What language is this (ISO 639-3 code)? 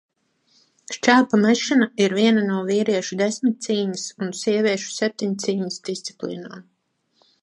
lav